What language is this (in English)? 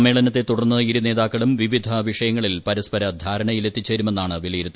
Malayalam